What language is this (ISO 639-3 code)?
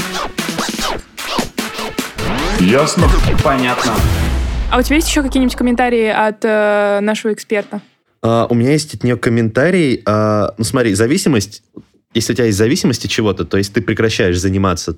rus